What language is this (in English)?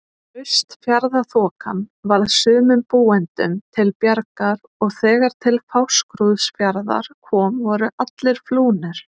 Icelandic